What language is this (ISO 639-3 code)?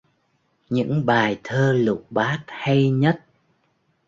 vie